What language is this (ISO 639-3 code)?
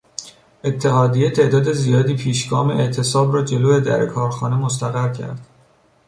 fas